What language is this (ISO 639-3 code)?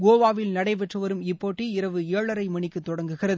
tam